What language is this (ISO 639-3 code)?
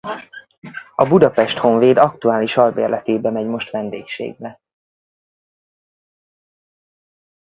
hun